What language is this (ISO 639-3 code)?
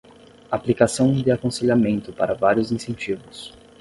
por